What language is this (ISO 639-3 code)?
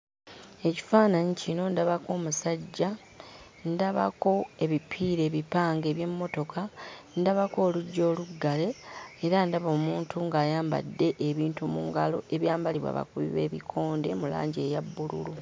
lug